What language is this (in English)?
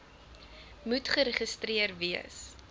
Afrikaans